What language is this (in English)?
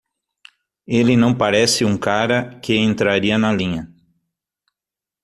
Portuguese